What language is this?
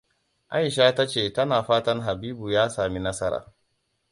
Hausa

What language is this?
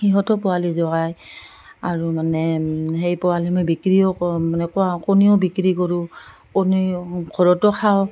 Assamese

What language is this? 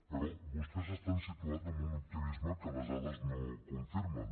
Catalan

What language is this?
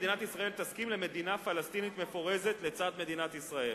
Hebrew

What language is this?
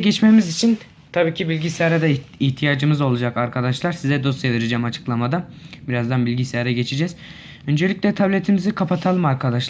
Turkish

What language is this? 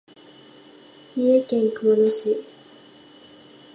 Japanese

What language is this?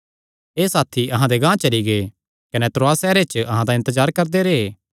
Kangri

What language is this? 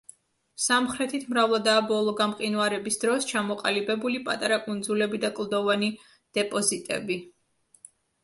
Georgian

